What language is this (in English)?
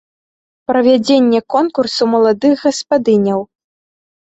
Belarusian